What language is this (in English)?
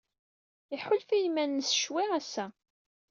Kabyle